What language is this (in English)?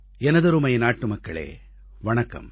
Tamil